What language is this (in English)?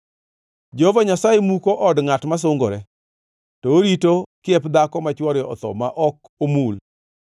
Luo (Kenya and Tanzania)